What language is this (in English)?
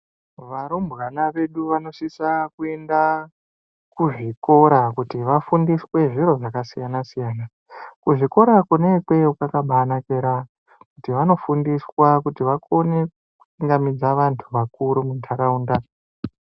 Ndau